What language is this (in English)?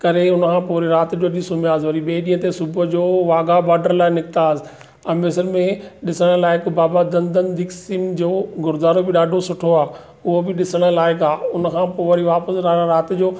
Sindhi